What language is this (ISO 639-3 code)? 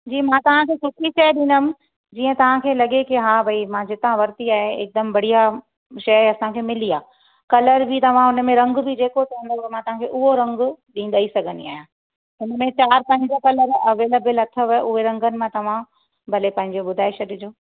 snd